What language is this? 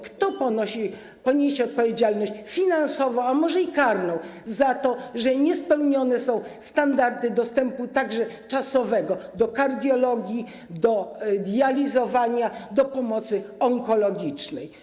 Polish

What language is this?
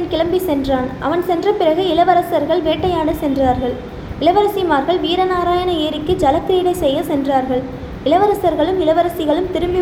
Tamil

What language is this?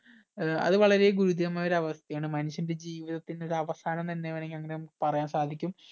Malayalam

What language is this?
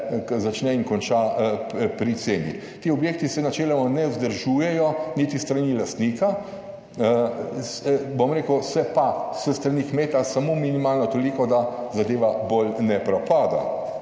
Slovenian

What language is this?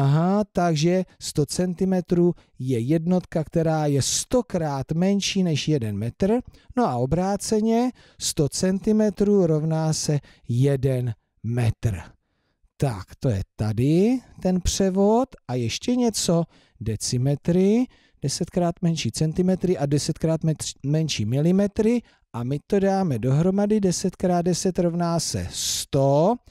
Czech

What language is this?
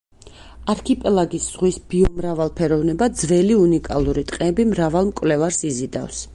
Georgian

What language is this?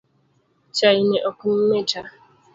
Luo (Kenya and Tanzania)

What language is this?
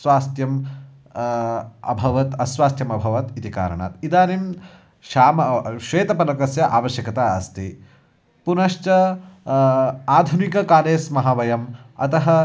Sanskrit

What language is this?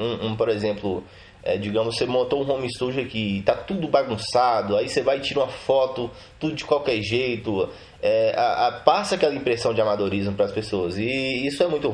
Portuguese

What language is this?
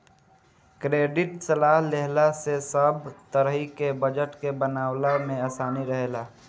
Bhojpuri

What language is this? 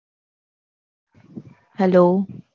Gujarati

